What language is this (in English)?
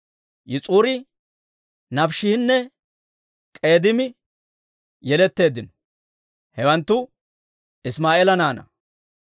Dawro